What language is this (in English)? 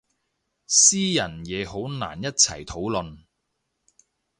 Cantonese